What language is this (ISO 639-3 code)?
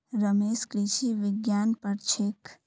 mag